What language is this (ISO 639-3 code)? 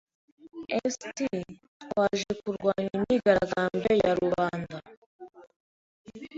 kin